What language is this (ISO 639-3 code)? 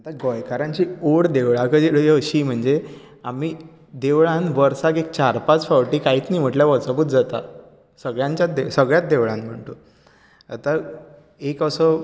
kok